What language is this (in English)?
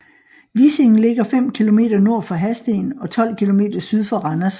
Danish